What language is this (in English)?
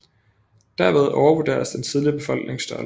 Danish